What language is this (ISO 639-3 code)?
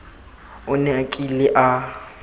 tsn